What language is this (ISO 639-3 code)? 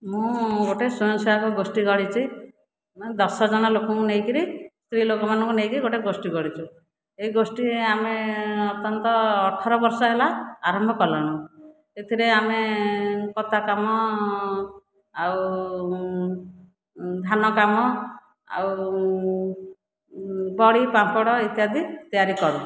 ori